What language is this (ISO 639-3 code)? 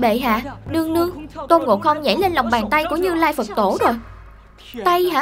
vie